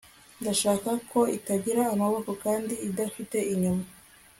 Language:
Kinyarwanda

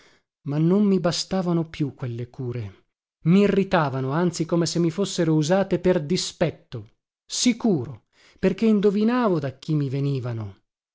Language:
Italian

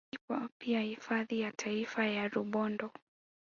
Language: Swahili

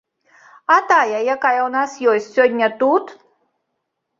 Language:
Belarusian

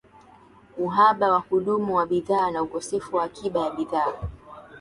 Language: Swahili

